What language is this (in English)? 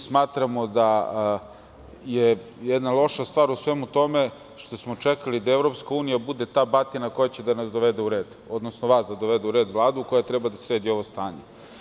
Serbian